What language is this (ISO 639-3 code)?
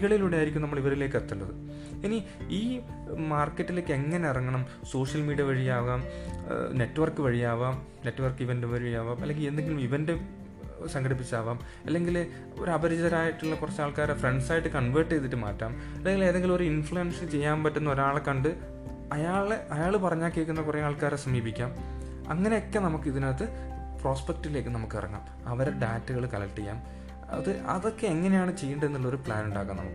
mal